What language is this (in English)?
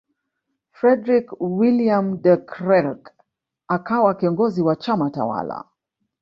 Swahili